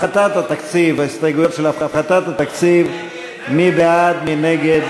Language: Hebrew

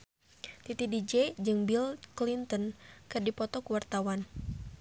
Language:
Sundanese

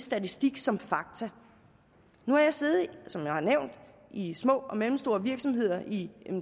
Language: Danish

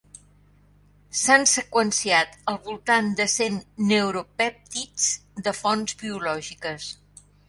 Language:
Catalan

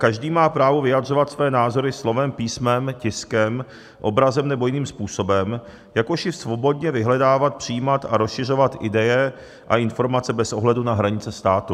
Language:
Czech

